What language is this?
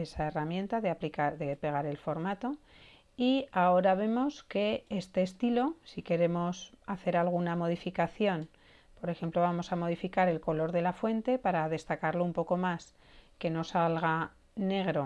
Spanish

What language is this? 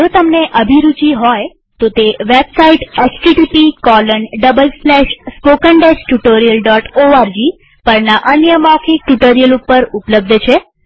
Gujarati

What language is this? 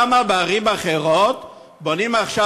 Hebrew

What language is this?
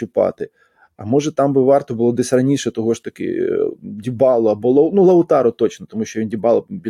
Ukrainian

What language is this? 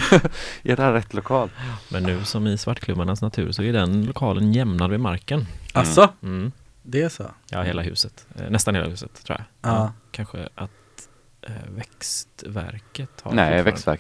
Swedish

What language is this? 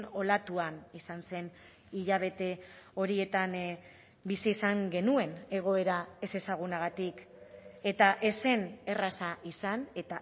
Basque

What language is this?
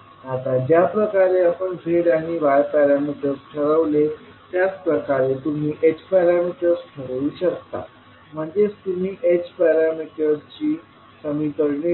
Marathi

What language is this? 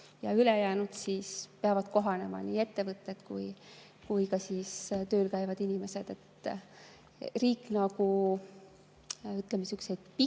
Estonian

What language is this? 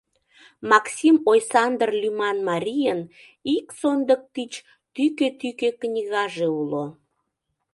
Mari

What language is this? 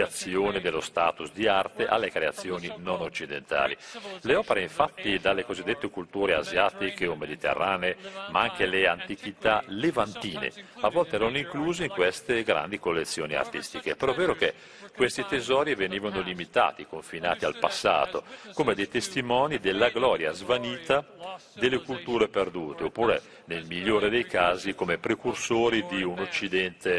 Italian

